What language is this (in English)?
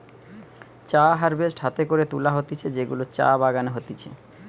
Bangla